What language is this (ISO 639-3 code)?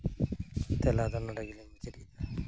sat